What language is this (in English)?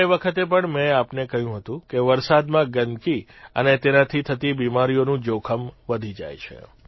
Gujarati